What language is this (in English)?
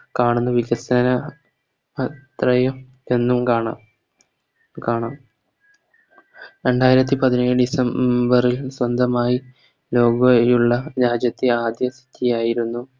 Malayalam